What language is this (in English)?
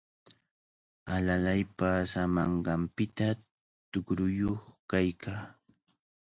Cajatambo North Lima Quechua